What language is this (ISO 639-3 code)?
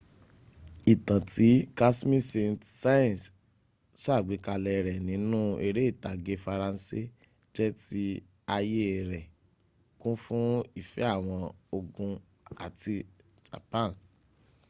yor